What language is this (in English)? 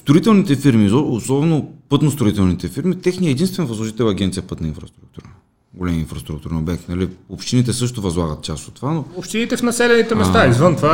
Bulgarian